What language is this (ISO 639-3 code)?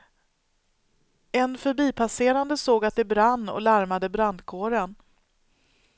swe